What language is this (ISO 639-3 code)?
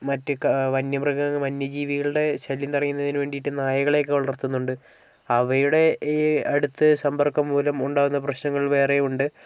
mal